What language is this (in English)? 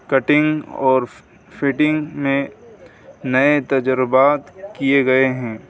Urdu